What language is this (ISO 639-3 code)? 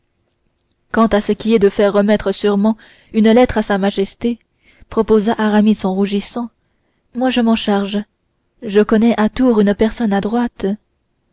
fra